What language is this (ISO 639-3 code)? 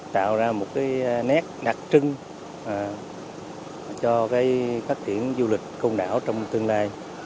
vie